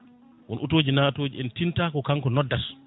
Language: Fula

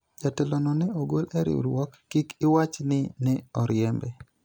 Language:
Luo (Kenya and Tanzania)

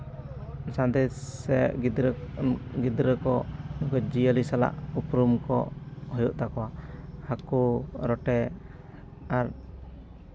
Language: Santali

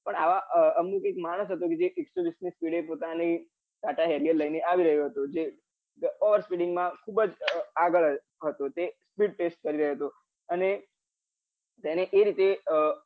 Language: Gujarati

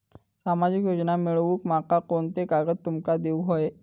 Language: Marathi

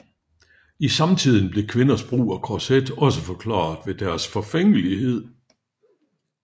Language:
Danish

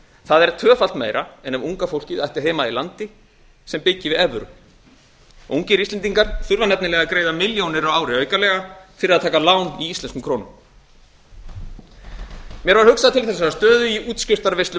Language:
Icelandic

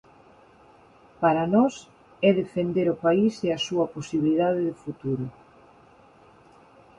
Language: Galician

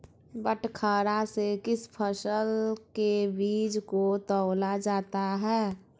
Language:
Magahi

